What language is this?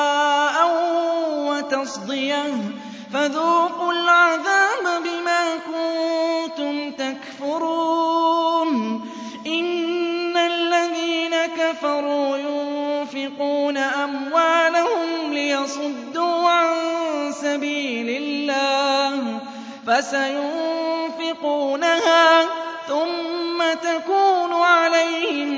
Arabic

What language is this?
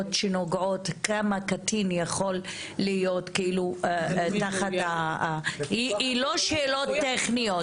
Hebrew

